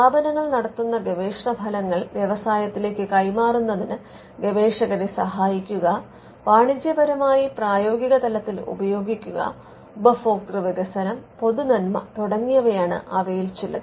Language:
Malayalam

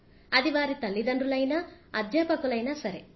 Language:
Telugu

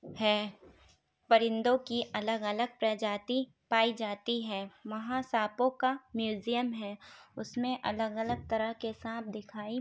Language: Urdu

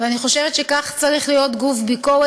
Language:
Hebrew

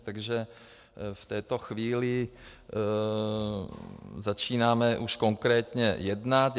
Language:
Czech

